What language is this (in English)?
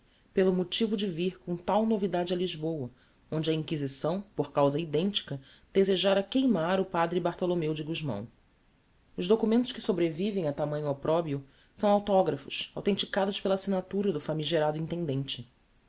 Portuguese